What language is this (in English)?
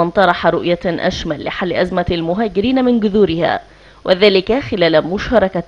Arabic